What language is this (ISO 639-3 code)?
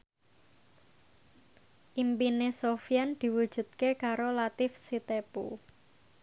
jav